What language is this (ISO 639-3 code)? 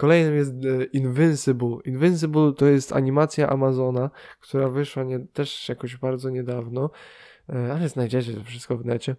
pol